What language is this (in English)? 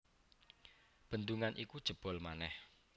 Javanese